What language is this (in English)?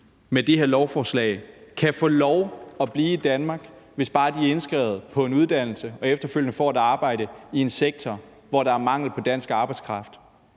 Danish